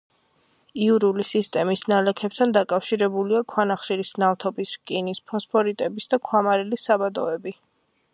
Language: Georgian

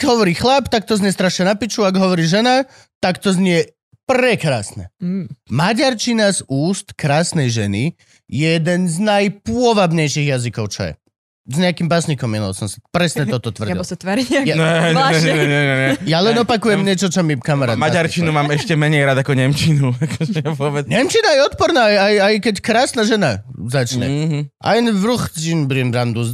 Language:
Slovak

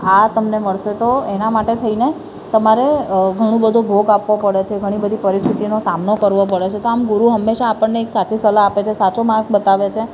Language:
Gujarati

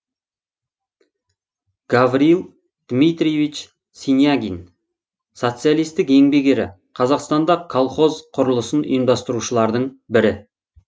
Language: Kazakh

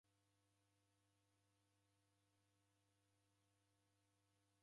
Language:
Taita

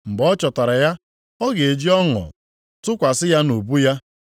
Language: Igbo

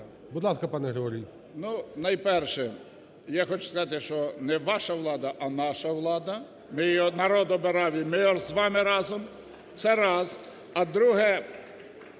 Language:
Ukrainian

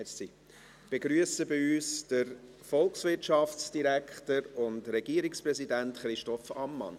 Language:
Swiss German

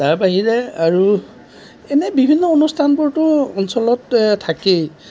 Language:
Assamese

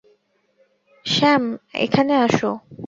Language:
Bangla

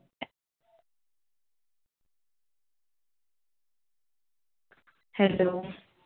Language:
Marathi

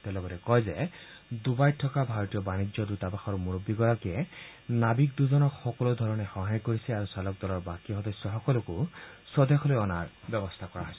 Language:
Assamese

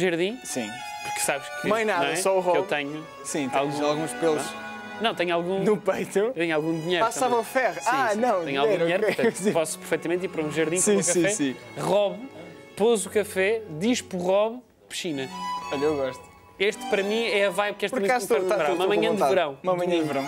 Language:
Portuguese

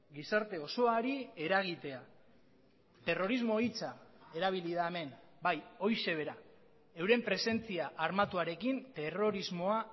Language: Basque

